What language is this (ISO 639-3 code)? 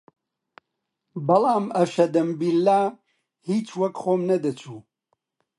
ckb